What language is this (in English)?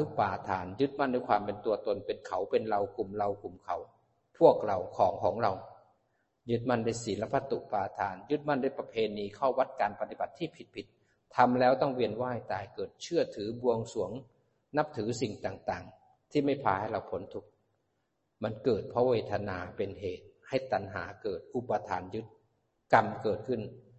Thai